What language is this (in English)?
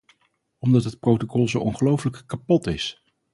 Dutch